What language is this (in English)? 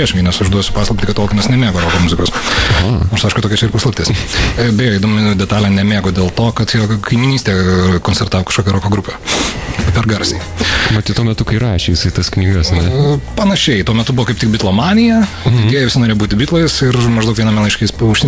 Lithuanian